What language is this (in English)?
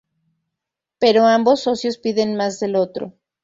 Spanish